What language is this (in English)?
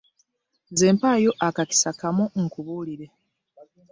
Ganda